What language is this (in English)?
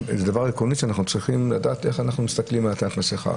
Hebrew